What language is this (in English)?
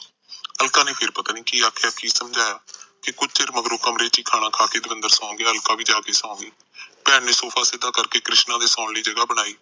Punjabi